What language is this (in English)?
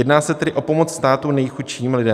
Czech